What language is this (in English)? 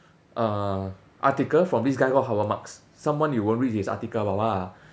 English